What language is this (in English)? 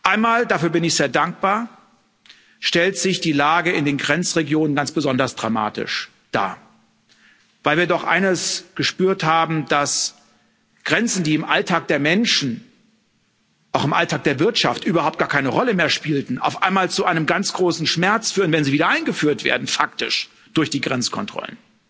German